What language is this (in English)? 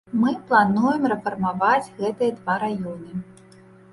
Belarusian